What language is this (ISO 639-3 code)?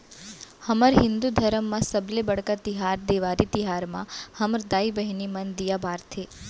hne